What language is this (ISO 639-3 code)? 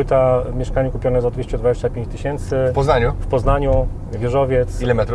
pol